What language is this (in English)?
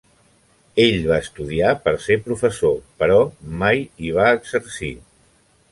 Catalan